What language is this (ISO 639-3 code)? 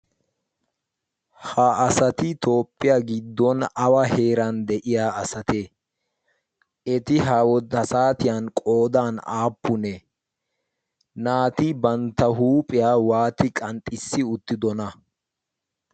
wal